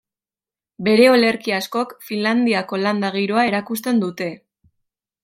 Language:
Basque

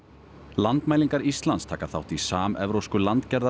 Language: Icelandic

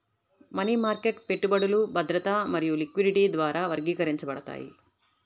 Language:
Telugu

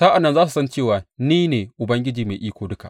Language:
Hausa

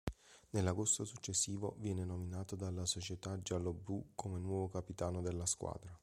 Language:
Italian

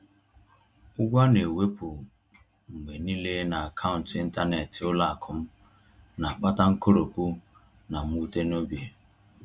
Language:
Igbo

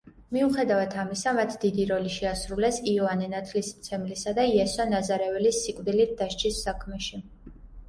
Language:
Georgian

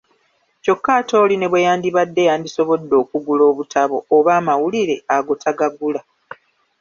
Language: Ganda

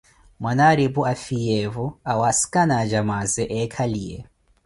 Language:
Koti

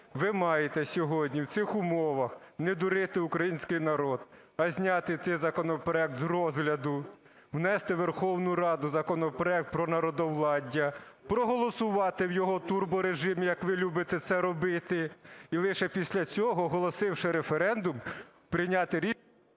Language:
Ukrainian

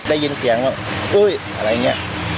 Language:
Thai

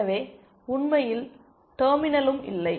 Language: Tamil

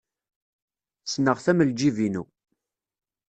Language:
Kabyle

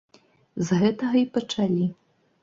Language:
Belarusian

